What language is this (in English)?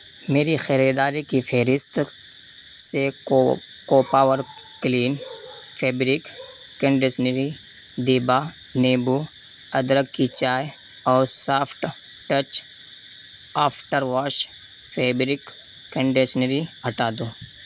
Urdu